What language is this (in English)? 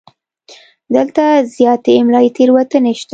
Pashto